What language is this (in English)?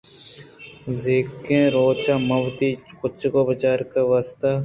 Eastern Balochi